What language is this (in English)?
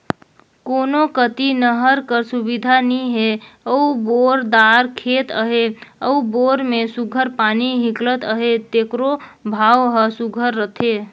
Chhattisgarhi